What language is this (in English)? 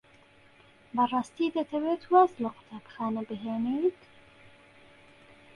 Central Kurdish